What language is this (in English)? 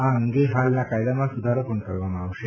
Gujarati